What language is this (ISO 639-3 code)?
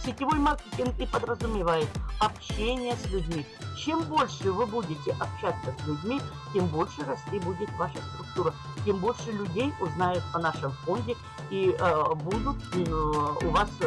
rus